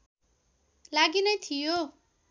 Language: Nepali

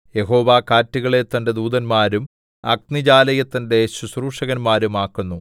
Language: Malayalam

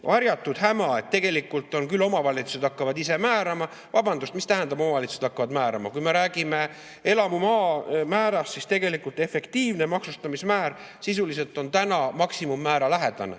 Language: Estonian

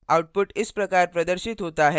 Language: Hindi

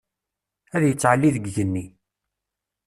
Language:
Kabyle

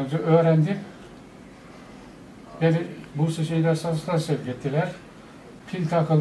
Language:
Turkish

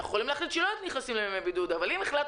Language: Hebrew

